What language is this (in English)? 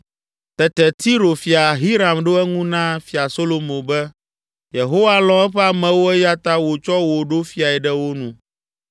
Ewe